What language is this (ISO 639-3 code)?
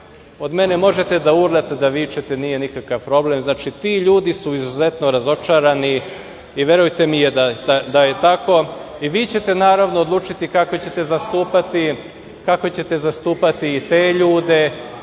srp